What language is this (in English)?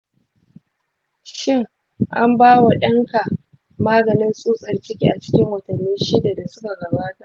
Hausa